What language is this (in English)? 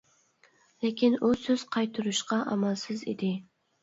Uyghur